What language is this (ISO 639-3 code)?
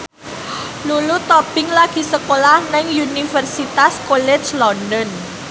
jav